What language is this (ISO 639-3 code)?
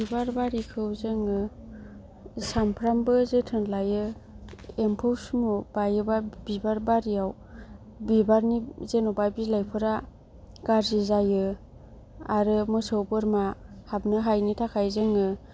brx